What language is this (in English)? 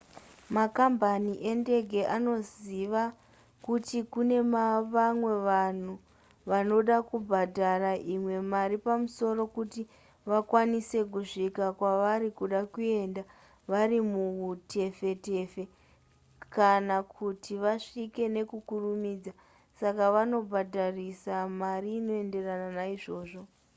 Shona